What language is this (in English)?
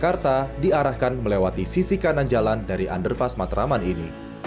Indonesian